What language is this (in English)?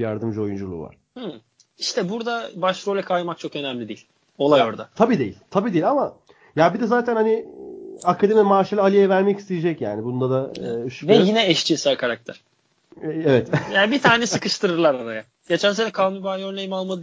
Turkish